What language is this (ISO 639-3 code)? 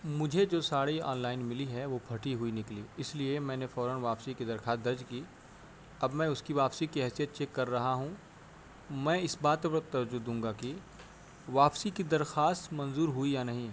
urd